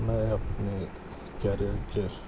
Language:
Urdu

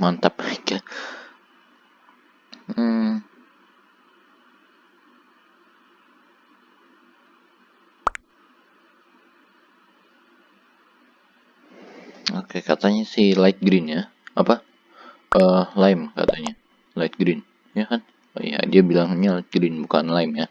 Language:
Indonesian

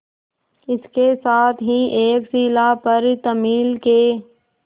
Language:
Hindi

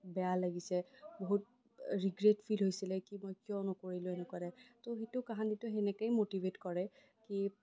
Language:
Assamese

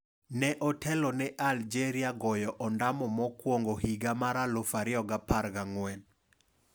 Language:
Luo (Kenya and Tanzania)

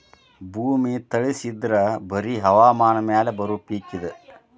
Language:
Kannada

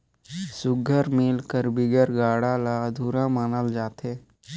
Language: Chhattisgarhi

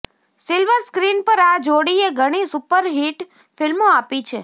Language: Gujarati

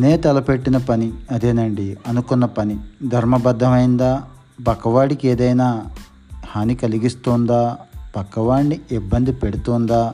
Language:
Telugu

